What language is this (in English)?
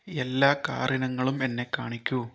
Malayalam